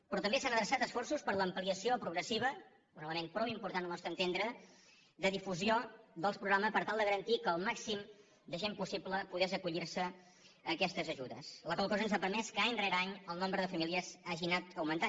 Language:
Catalan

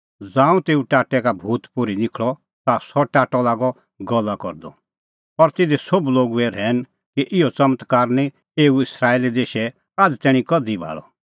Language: Kullu Pahari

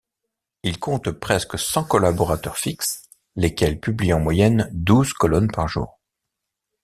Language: French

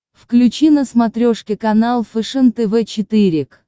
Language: Russian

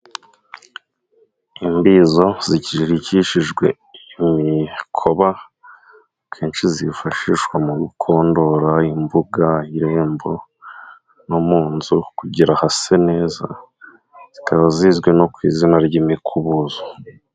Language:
Kinyarwanda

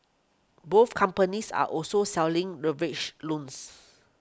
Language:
English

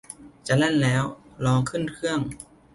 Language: Thai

